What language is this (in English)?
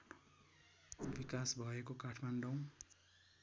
Nepali